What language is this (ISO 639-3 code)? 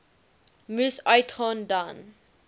afr